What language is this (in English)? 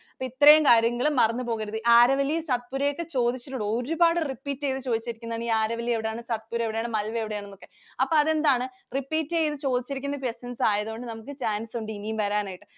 Malayalam